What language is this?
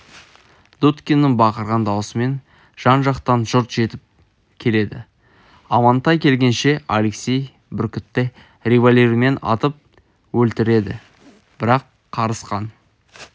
Kazakh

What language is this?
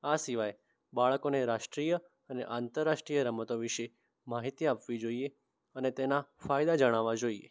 Gujarati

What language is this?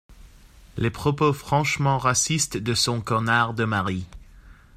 French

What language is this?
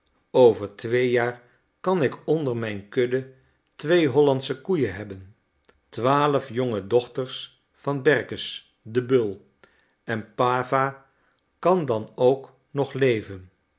Dutch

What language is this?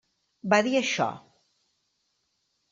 Catalan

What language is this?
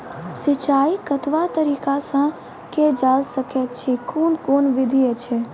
Maithili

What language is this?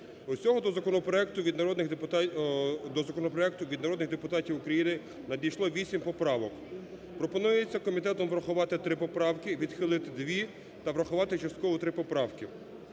Ukrainian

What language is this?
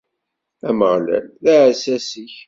Kabyle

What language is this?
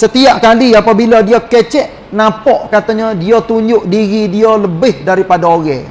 Malay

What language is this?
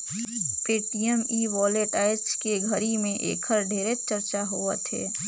Chhattisgarhi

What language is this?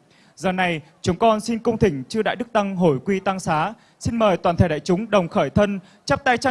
Vietnamese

